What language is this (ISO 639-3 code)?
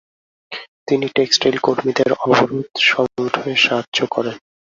ben